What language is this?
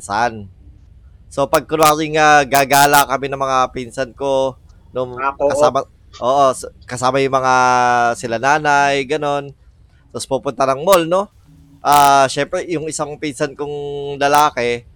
Filipino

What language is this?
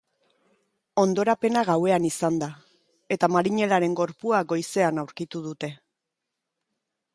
Basque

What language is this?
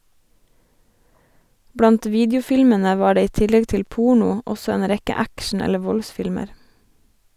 Norwegian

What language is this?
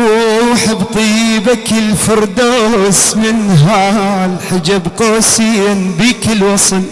Arabic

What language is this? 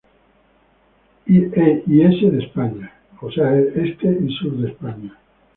Spanish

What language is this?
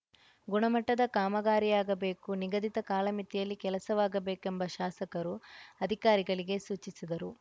Kannada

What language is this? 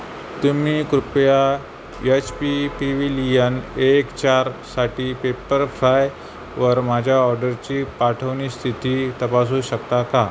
Marathi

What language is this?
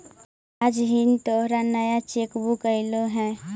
Magahi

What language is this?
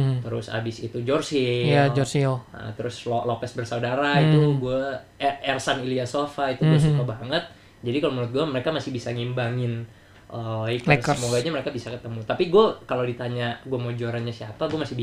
Indonesian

